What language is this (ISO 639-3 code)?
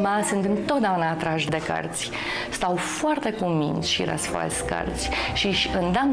ron